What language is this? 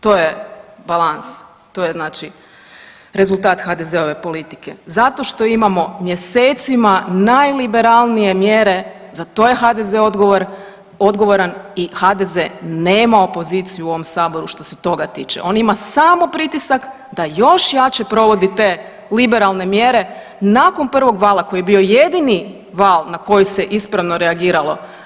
Croatian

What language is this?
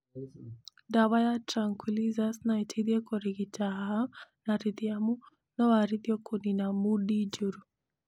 Kikuyu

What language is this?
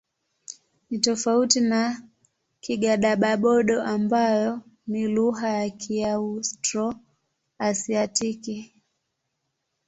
Swahili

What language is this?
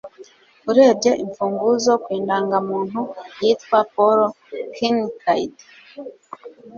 Kinyarwanda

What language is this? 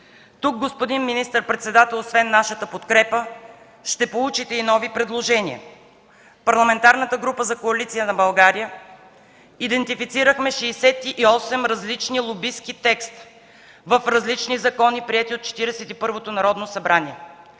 Bulgarian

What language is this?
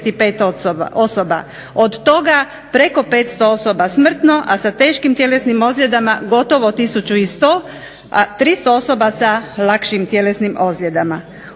Croatian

